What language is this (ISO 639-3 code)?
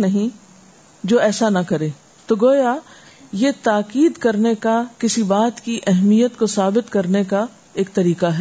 urd